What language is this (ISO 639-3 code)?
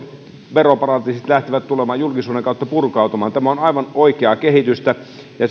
fin